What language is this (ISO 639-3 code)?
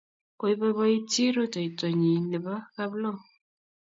kln